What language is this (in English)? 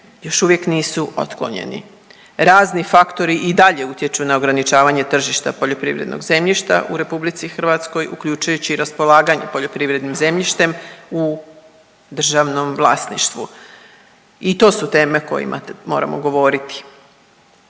Croatian